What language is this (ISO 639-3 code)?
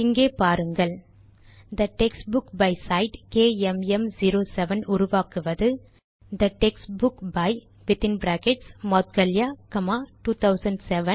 tam